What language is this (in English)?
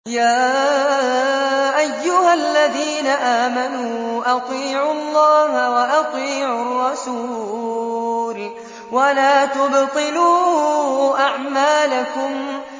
Arabic